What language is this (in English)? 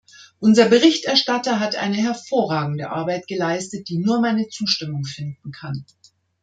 German